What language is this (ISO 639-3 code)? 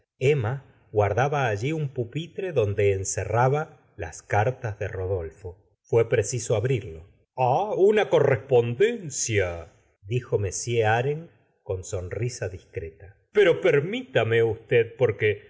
spa